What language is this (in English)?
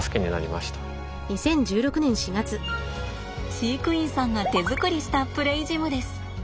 Japanese